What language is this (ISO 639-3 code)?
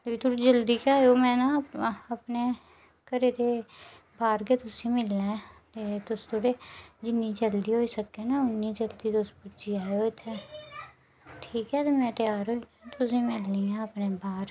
doi